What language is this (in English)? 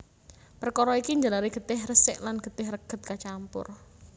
Javanese